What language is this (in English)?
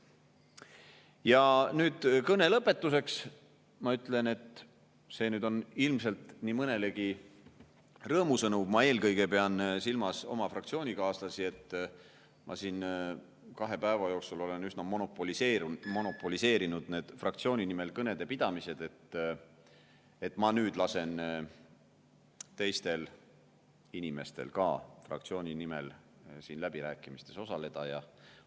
Estonian